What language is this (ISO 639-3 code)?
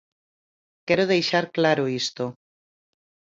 glg